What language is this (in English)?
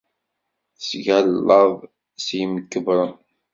Kabyle